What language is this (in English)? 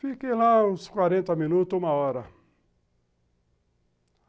Portuguese